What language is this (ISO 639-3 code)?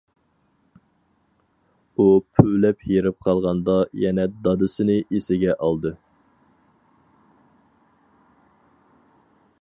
uig